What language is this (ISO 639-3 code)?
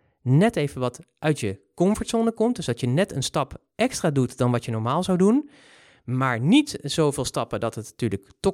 nld